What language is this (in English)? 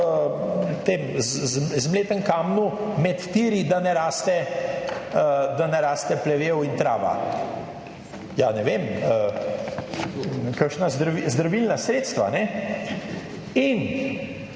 Slovenian